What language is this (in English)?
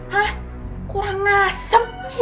Indonesian